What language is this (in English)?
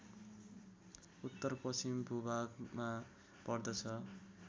Nepali